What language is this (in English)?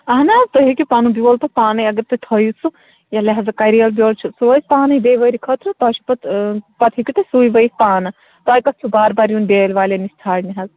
Kashmiri